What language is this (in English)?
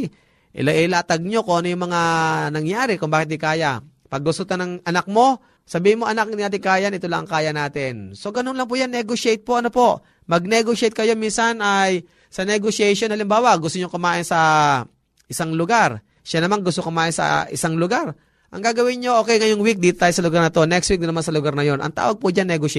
Filipino